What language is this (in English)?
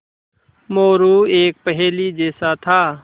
Hindi